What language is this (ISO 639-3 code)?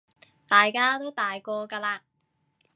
yue